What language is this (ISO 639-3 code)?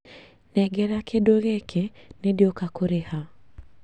kik